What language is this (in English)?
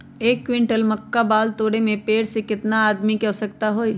Magahi